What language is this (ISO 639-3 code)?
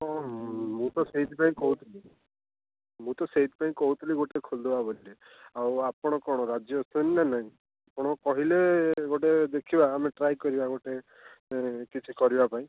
ori